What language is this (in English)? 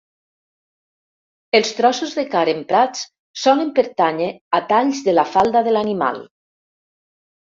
Catalan